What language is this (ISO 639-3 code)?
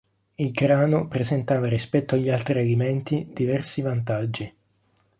ita